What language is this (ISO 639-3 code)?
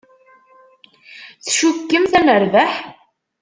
kab